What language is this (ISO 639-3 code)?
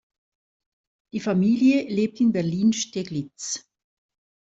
deu